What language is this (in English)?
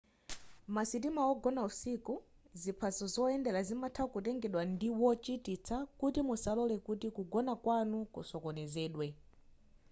Nyanja